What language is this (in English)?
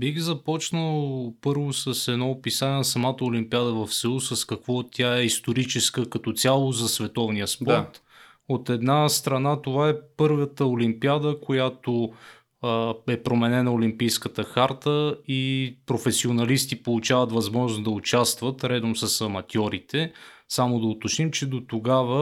Bulgarian